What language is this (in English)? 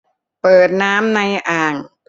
Thai